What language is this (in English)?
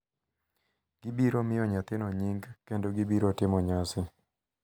Luo (Kenya and Tanzania)